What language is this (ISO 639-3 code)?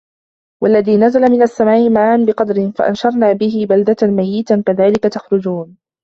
ara